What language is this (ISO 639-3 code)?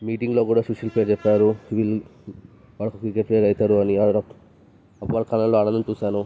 tel